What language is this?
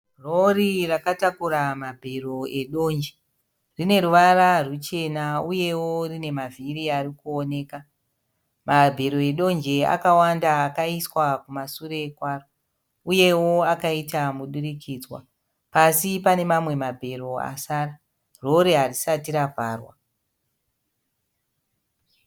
Shona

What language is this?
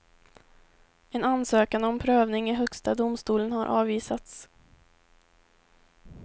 Swedish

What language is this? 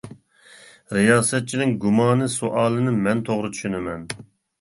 Uyghur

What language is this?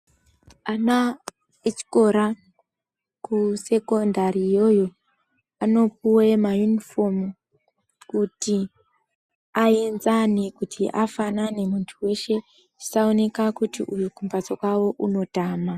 Ndau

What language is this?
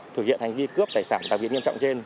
Vietnamese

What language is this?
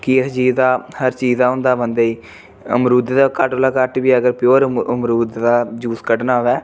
Dogri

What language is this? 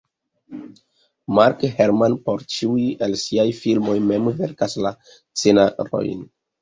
Esperanto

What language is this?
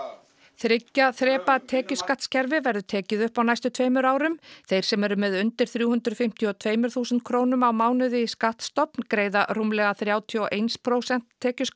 Icelandic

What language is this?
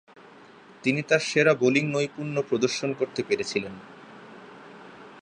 Bangla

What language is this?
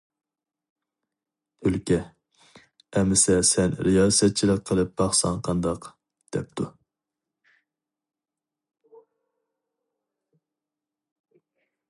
Uyghur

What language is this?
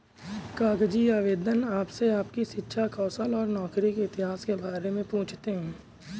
Hindi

